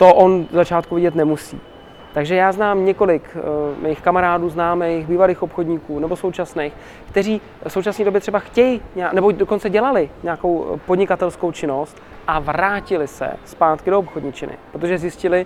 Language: Czech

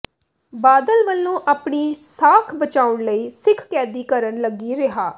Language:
Punjabi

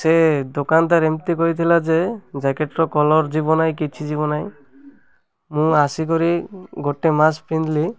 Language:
Odia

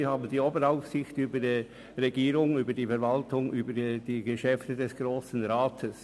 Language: Swiss German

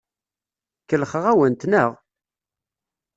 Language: Kabyle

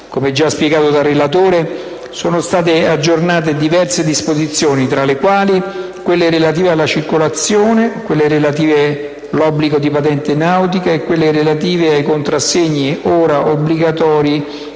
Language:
Italian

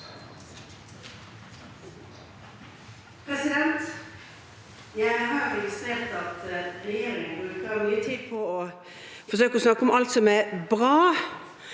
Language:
Norwegian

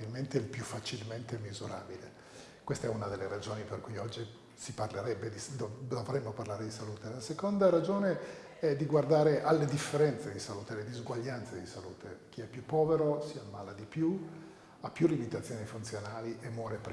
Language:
Italian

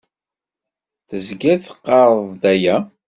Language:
Kabyle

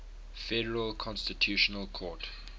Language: English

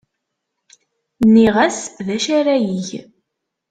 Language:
Kabyle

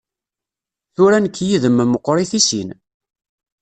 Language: Kabyle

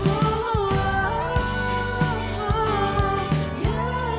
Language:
Indonesian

